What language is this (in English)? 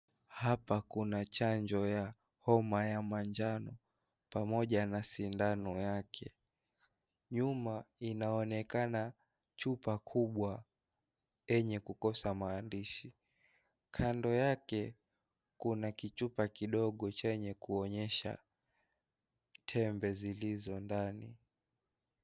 Swahili